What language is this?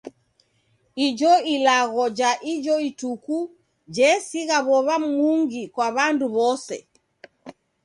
Taita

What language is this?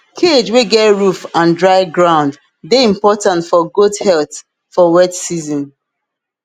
Nigerian Pidgin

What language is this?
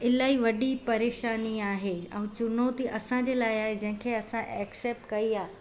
Sindhi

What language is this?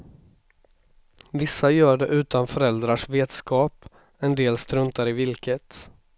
Swedish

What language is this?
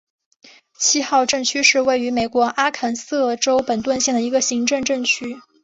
Chinese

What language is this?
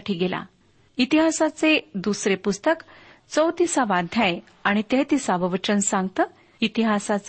Marathi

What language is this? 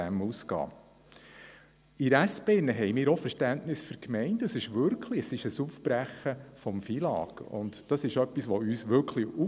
Swiss German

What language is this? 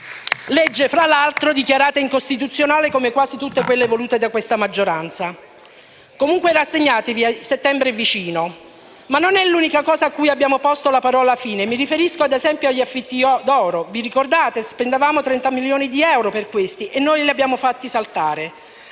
Italian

